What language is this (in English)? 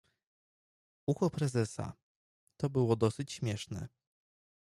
Polish